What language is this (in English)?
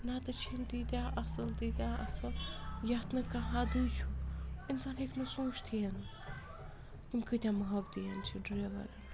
Kashmiri